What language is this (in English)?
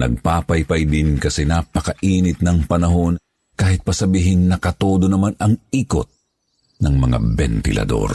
Filipino